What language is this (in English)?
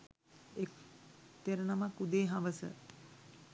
Sinhala